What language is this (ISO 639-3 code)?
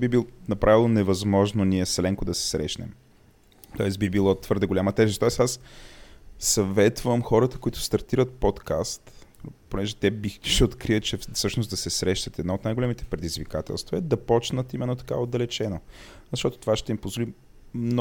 bul